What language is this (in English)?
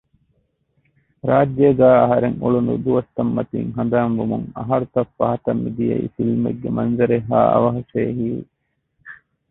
Divehi